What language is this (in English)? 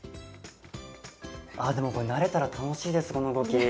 Japanese